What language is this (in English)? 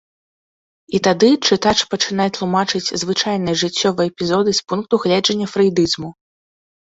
Belarusian